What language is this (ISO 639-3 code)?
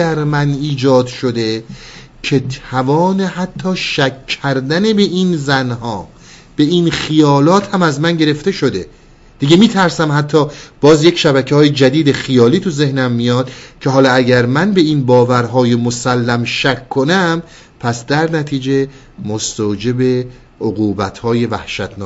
fas